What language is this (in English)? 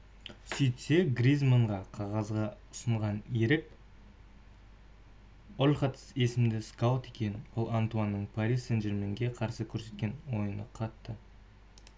Kazakh